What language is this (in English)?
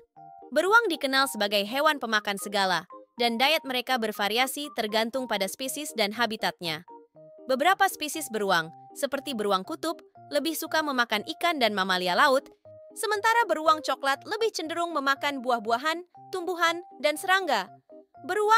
Indonesian